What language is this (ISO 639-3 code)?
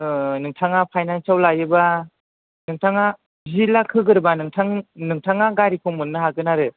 brx